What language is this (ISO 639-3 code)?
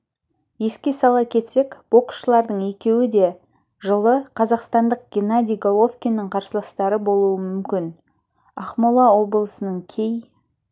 kaz